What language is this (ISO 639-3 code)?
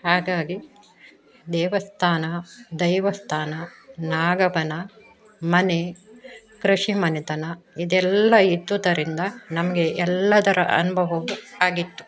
kan